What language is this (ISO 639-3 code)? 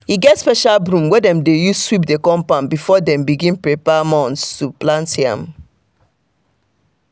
pcm